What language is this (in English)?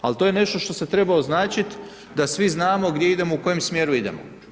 Croatian